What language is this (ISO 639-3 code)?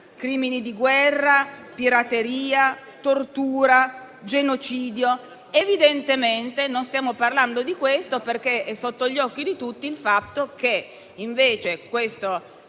ita